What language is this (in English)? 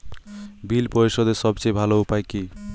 Bangla